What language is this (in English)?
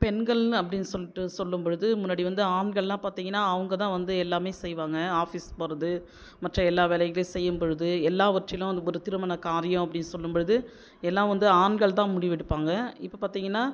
Tamil